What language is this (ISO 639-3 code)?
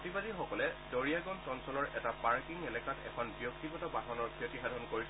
asm